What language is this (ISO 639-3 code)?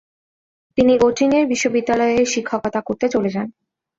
ben